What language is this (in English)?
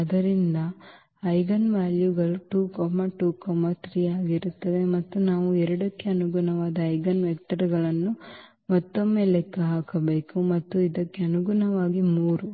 Kannada